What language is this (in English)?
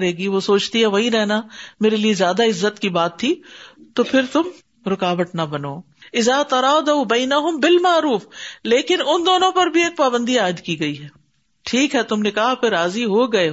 Urdu